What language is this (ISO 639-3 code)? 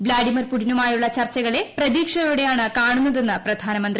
mal